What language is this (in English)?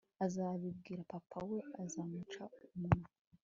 Kinyarwanda